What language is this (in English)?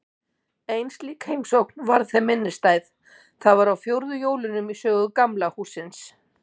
Icelandic